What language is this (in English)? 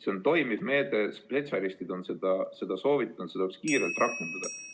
Estonian